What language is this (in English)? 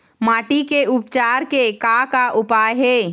Chhattisgarhi